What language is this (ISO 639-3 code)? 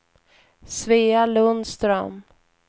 swe